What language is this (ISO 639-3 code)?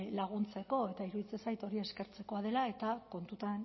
eus